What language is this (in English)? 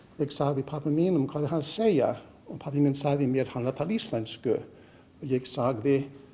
Icelandic